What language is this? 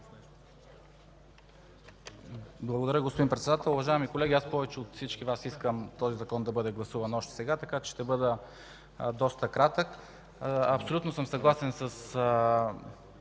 Bulgarian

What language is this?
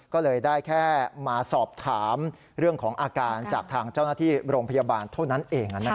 Thai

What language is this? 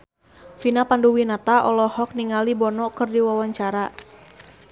Sundanese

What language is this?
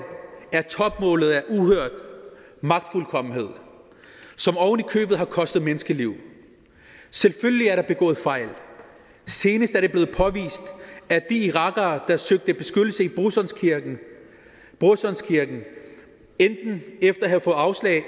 Danish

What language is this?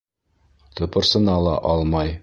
Bashkir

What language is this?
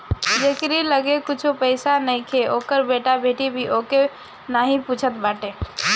Bhojpuri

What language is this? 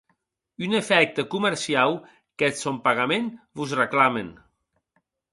Occitan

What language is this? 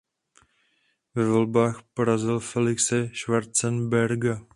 Czech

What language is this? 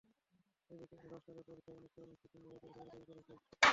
Bangla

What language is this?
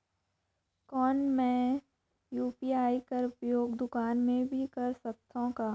Chhattisgarhi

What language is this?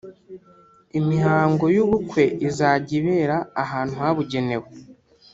Kinyarwanda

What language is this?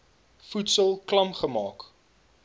Afrikaans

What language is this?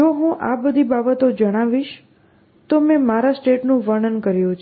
Gujarati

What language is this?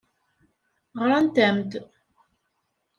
Kabyle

